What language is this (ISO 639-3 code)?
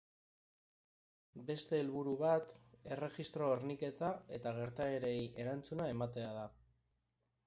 eus